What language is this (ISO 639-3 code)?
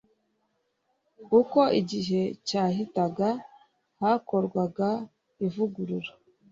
kin